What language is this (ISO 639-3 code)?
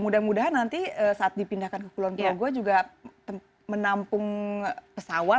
ind